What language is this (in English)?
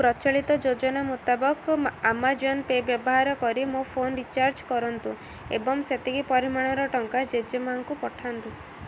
Odia